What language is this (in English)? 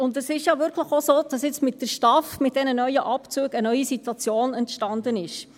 Swiss German